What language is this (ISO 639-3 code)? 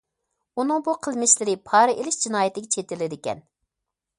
uig